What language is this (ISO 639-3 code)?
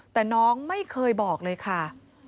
tha